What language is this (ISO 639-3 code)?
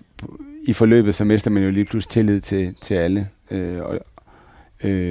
dan